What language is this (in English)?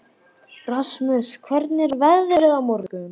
Icelandic